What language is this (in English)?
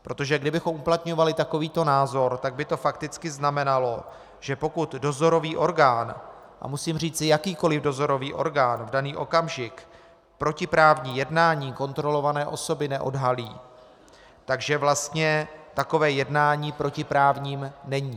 Czech